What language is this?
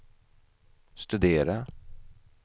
Swedish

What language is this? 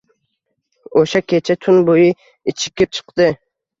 Uzbek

